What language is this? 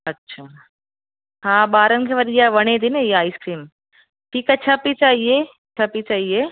Sindhi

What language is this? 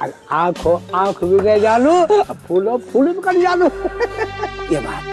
Hindi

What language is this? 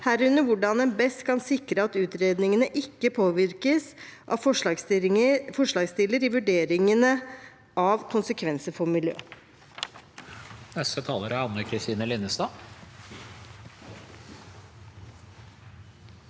Norwegian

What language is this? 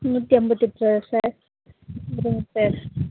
Tamil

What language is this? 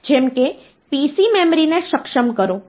Gujarati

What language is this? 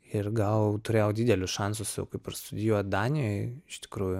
Lithuanian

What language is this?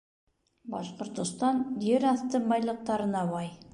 Bashkir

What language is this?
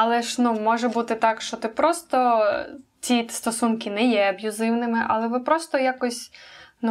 Ukrainian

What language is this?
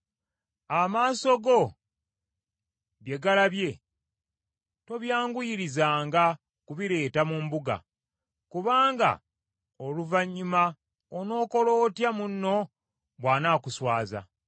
Ganda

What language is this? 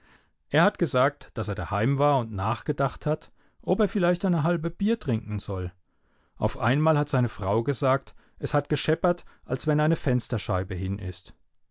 German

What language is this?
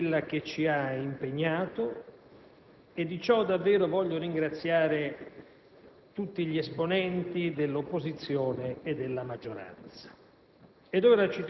Italian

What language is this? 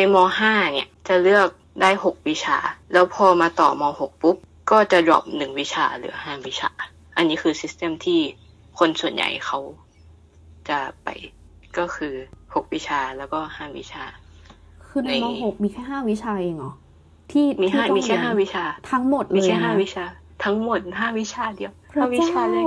Thai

